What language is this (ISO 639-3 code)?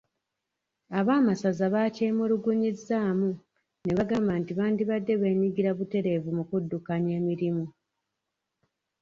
lug